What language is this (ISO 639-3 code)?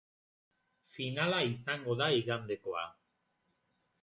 eus